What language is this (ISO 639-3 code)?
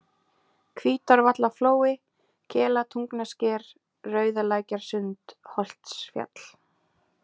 isl